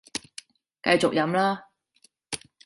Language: Cantonese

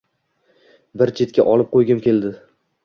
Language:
Uzbek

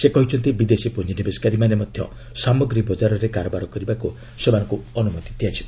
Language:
Odia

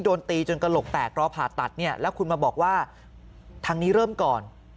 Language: Thai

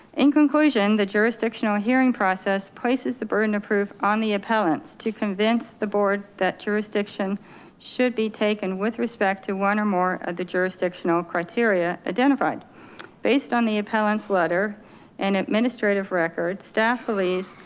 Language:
English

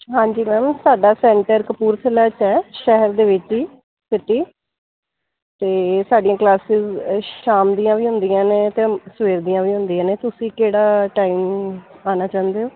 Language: Punjabi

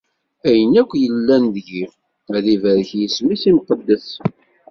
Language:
Kabyle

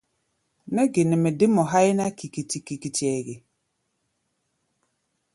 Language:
Gbaya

